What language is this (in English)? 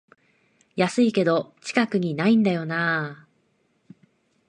Japanese